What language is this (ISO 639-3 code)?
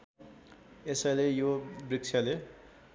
nep